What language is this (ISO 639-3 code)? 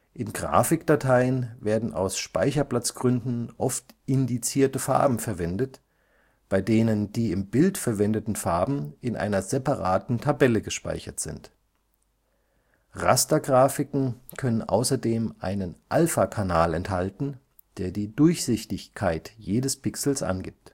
deu